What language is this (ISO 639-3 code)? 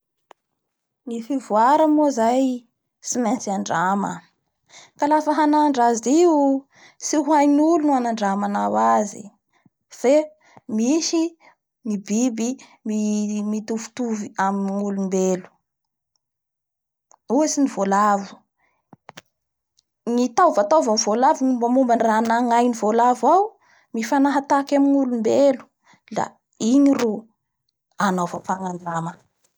bhr